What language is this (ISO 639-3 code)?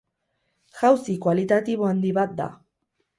eus